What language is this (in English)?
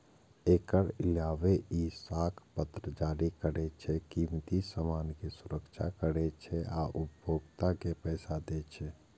Maithili